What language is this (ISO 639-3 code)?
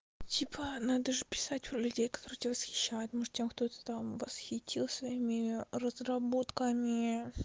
rus